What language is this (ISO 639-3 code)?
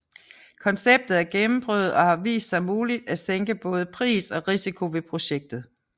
dan